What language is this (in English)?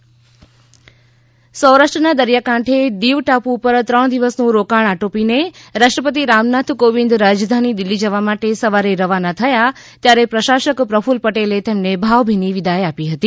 Gujarati